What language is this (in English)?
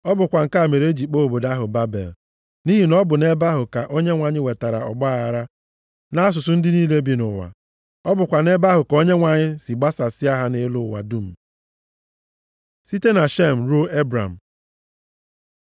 Igbo